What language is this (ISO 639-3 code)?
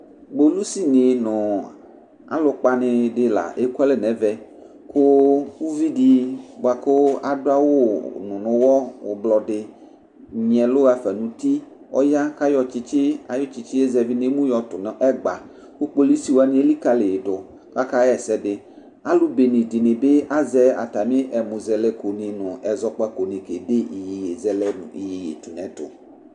kpo